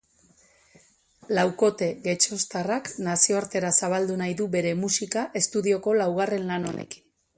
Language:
Basque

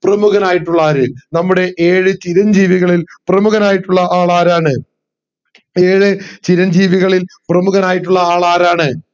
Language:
Malayalam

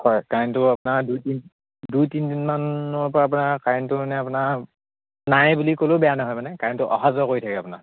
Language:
Assamese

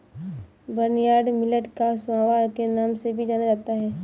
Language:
Hindi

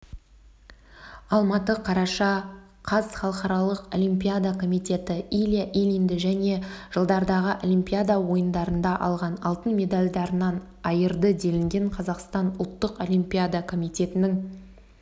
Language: Kazakh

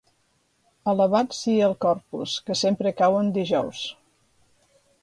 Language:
Catalan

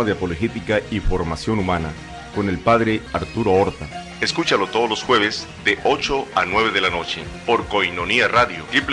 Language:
Spanish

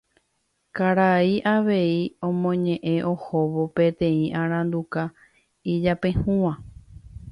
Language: Guarani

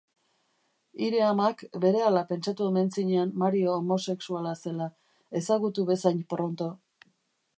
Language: Basque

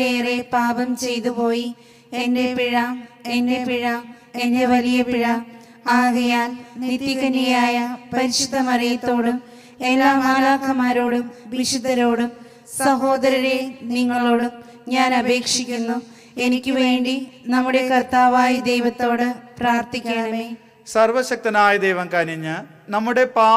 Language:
Malayalam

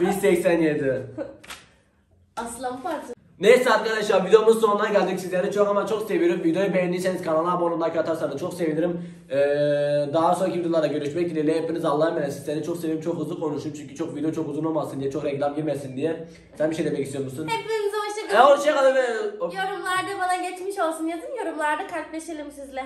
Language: Turkish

